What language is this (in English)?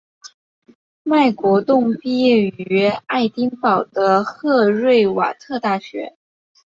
Chinese